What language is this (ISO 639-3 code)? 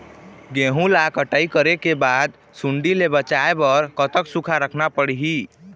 hne